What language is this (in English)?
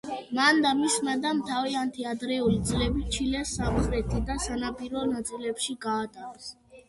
Georgian